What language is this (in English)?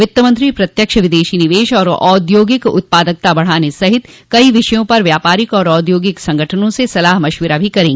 Hindi